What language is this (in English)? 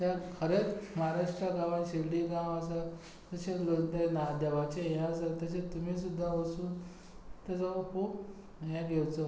Konkani